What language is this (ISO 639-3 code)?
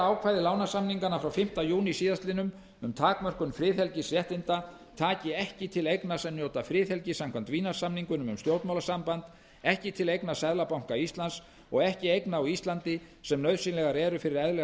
isl